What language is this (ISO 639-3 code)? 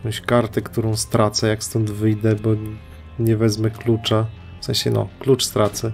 pol